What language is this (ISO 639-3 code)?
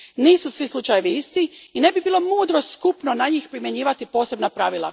hrv